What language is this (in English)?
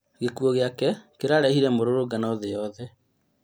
Kikuyu